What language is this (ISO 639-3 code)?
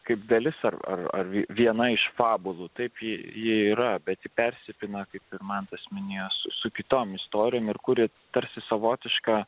lit